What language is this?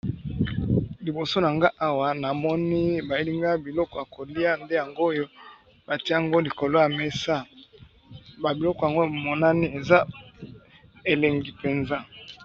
Lingala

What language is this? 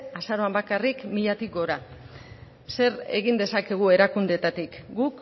Basque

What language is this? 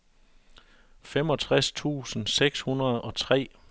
Danish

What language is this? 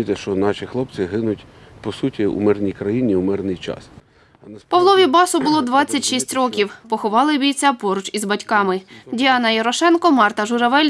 Ukrainian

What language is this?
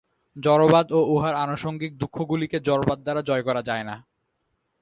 Bangla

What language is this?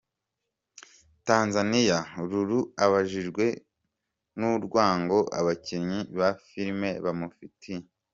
Kinyarwanda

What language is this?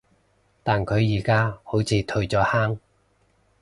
Cantonese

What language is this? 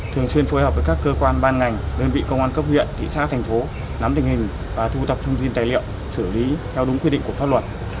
Vietnamese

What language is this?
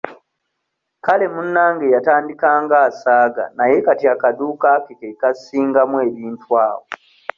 Ganda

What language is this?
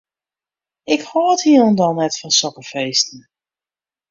Western Frisian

